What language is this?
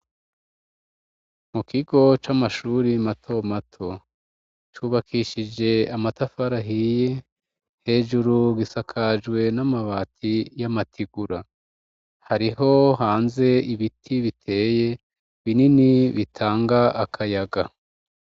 Rundi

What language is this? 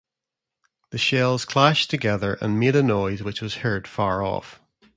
English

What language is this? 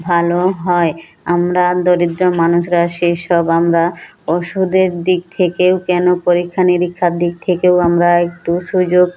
Bangla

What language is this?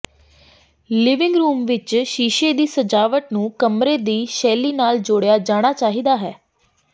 Punjabi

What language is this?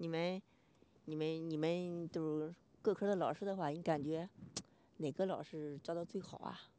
Chinese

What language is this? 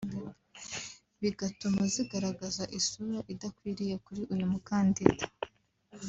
Kinyarwanda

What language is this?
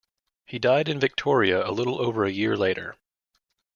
English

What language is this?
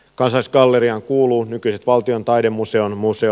Finnish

